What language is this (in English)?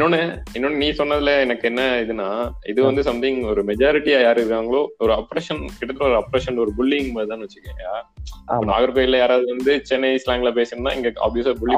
Tamil